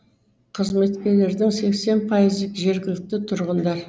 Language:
Kazakh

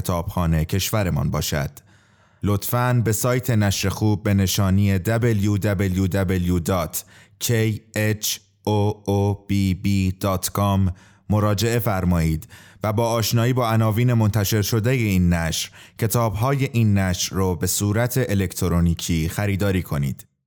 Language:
Persian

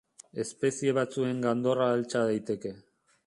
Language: Basque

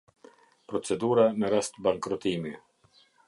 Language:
Albanian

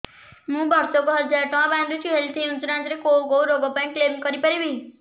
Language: Odia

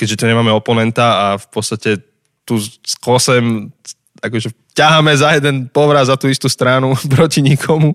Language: Slovak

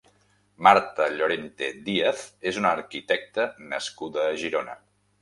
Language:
Catalan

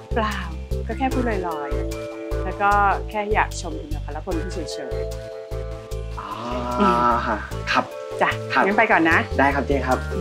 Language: Thai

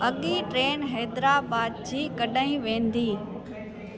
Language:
Sindhi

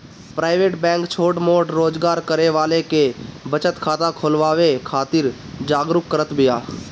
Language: Bhojpuri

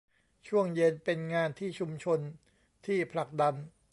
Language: Thai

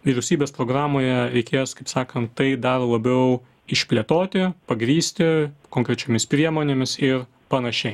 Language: Lithuanian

